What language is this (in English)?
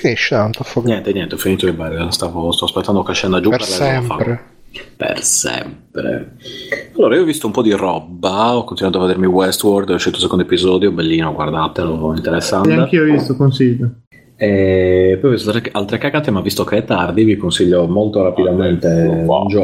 Italian